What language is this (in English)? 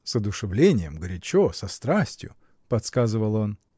Russian